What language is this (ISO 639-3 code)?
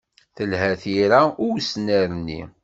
kab